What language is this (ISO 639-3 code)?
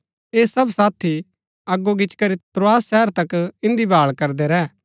gbk